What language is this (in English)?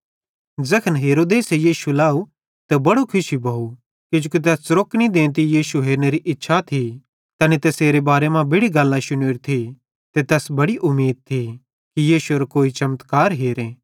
Bhadrawahi